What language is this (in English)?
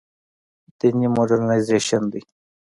Pashto